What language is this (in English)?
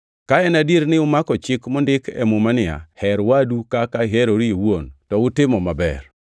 Luo (Kenya and Tanzania)